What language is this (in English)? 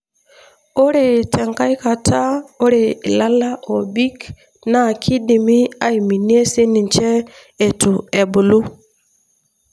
Masai